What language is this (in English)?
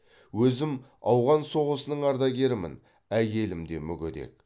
Kazakh